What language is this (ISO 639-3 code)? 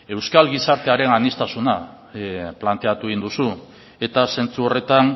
eus